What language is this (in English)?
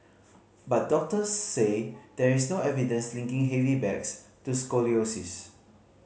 English